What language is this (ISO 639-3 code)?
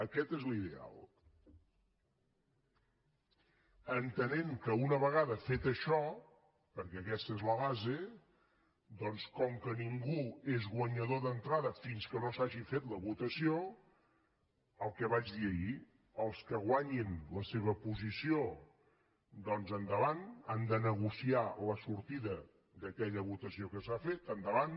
cat